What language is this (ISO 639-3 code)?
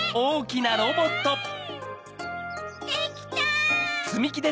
jpn